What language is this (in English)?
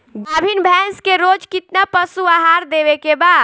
Bhojpuri